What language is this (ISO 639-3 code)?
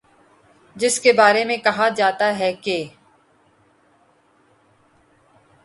urd